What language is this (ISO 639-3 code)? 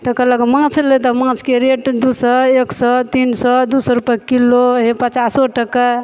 mai